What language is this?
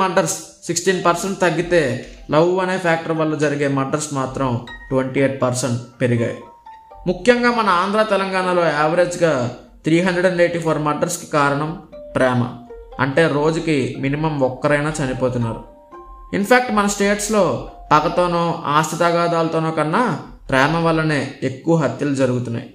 Telugu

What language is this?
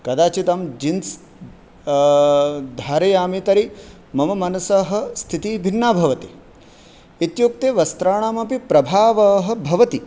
Sanskrit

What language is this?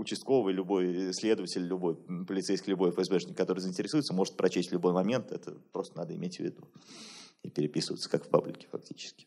Russian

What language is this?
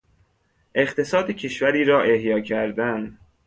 Persian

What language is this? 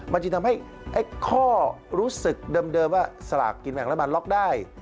Thai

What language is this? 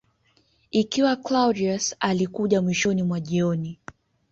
Swahili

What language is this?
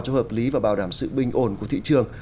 Vietnamese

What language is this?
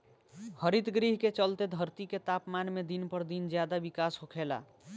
Bhojpuri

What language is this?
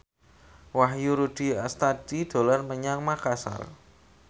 Javanese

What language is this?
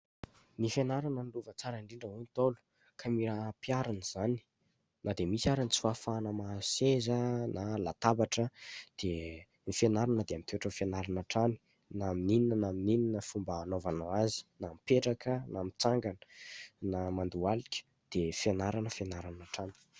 Malagasy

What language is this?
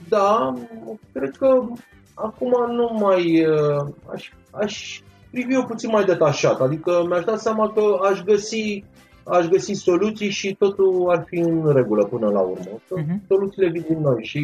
Romanian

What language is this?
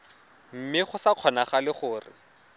Tswana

